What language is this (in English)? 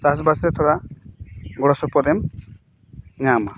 Santali